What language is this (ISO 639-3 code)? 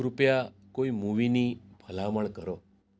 guj